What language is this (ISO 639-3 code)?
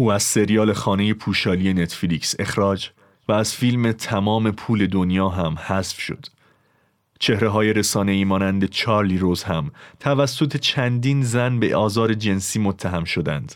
fas